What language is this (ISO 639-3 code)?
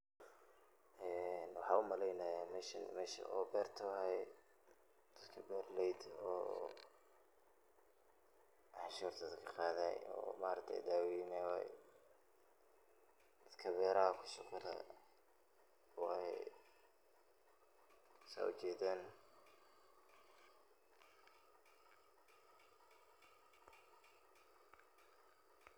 som